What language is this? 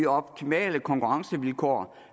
Danish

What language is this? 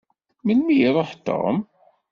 Kabyle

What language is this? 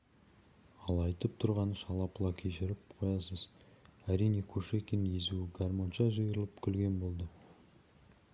Kazakh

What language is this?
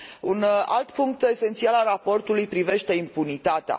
Romanian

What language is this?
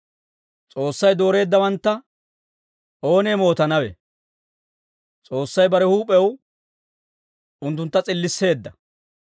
Dawro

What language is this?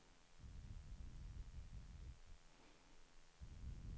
Swedish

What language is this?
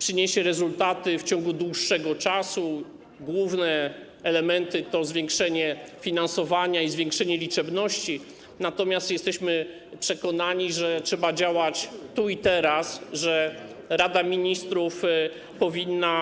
Polish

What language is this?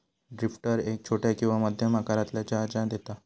Marathi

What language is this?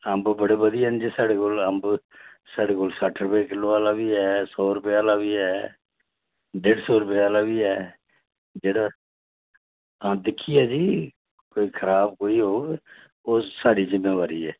Dogri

